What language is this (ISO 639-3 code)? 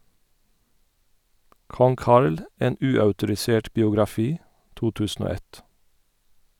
nor